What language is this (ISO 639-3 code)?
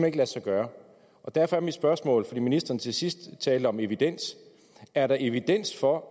dan